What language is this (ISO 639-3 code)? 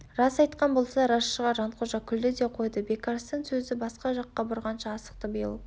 kaz